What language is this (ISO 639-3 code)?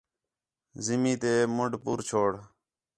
xhe